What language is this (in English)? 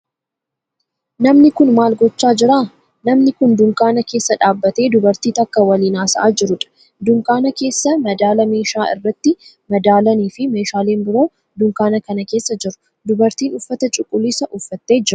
Oromo